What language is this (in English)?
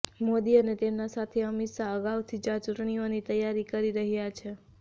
Gujarati